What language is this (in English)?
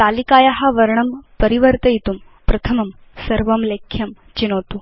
Sanskrit